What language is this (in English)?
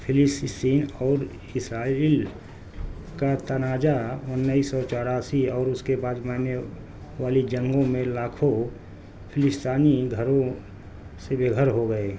Urdu